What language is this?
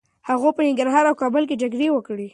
Pashto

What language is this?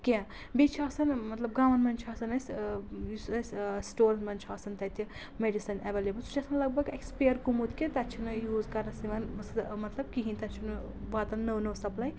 Kashmiri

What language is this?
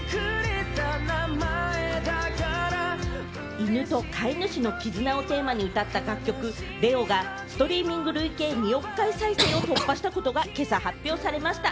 Japanese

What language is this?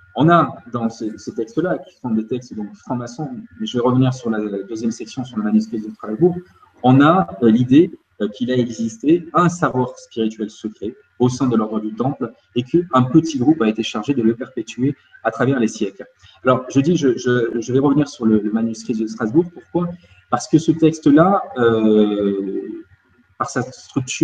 French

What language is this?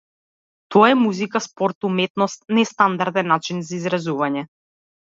Macedonian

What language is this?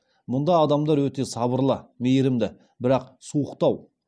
Kazakh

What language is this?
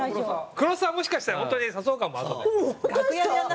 Japanese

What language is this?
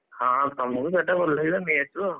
Odia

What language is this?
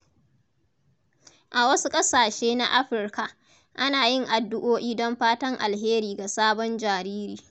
Hausa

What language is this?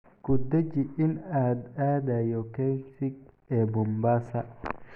Somali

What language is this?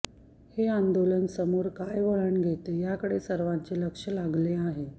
Marathi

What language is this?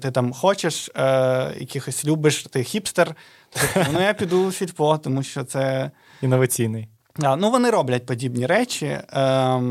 Ukrainian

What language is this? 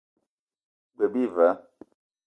Eton (Cameroon)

